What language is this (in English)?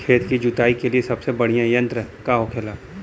Bhojpuri